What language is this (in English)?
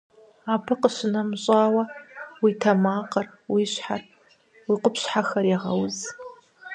Kabardian